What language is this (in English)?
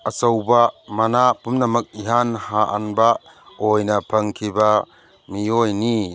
Manipuri